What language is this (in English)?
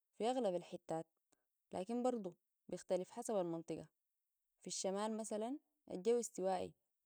Sudanese Arabic